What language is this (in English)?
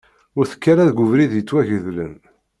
Kabyle